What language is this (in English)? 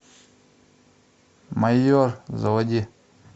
Russian